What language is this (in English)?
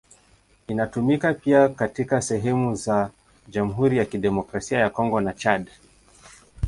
Swahili